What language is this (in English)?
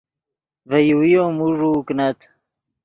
Yidgha